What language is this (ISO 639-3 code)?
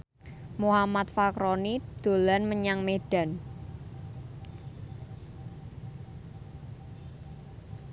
jav